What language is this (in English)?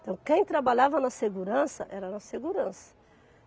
Portuguese